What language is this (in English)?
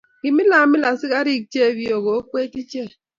Kalenjin